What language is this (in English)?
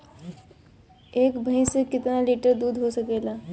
Bhojpuri